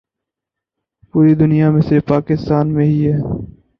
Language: Urdu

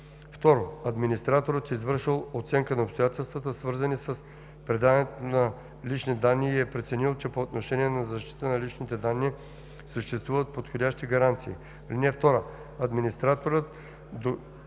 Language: Bulgarian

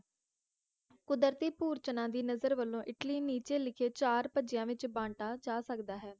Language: Punjabi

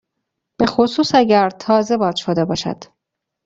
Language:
Persian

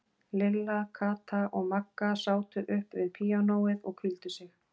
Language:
Icelandic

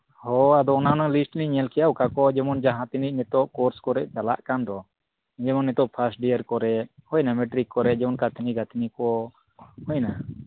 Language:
Santali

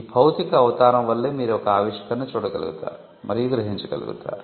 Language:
Telugu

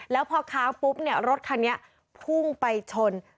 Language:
Thai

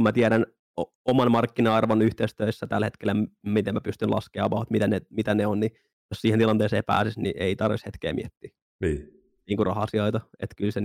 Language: Finnish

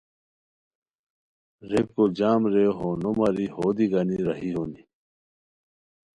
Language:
Khowar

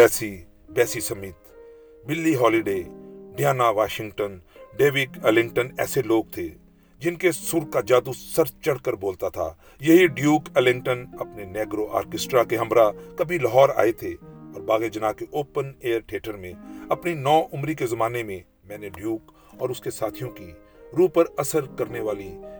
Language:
Urdu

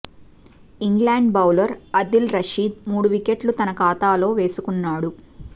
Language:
Telugu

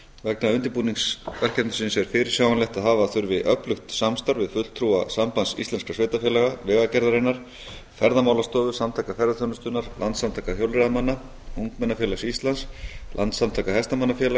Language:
Icelandic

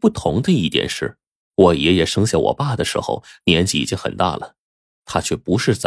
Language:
Chinese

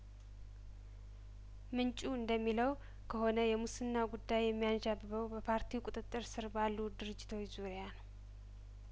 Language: Amharic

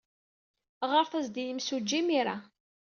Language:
Kabyle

